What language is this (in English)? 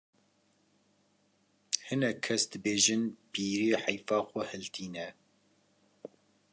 Kurdish